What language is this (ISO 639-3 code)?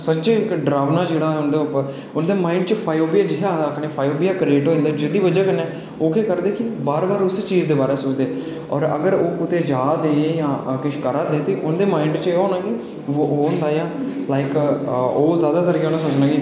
doi